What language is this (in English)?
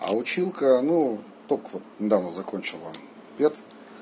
Russian